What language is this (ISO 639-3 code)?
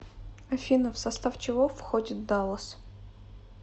rus